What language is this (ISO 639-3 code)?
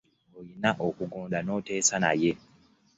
lug